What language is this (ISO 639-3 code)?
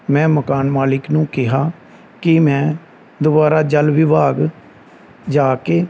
pan